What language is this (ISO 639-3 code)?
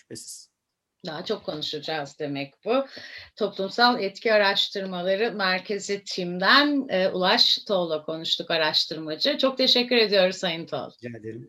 tur